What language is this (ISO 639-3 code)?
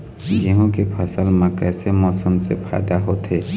hne